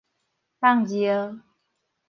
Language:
Min Nan Chinese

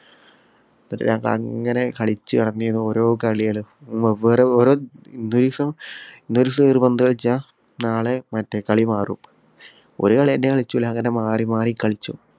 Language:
Malayalam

